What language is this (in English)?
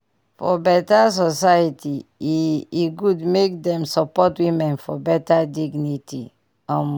Nigerian Pidgin